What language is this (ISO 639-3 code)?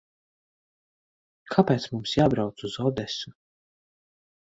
lav